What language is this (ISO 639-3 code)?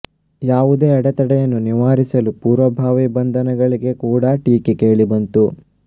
kan